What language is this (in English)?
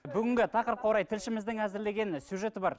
Kazakh